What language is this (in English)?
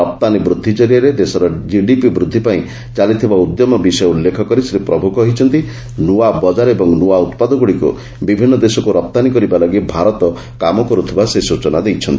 Odia